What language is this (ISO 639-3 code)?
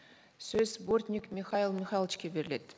kaz